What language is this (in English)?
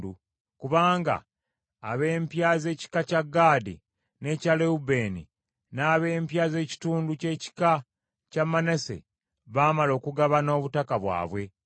Ganda